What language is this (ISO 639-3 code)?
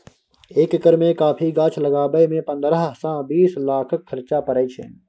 mai